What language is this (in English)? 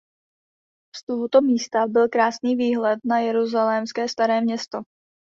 Czech